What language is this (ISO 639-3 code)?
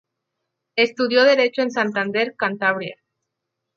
spa